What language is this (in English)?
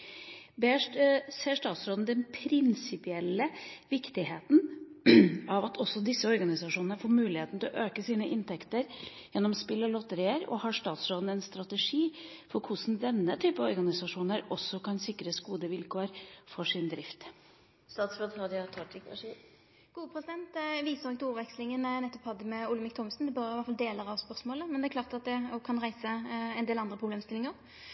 Norwegian